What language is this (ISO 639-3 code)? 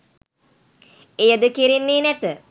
sin